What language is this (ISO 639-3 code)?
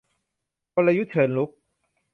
tha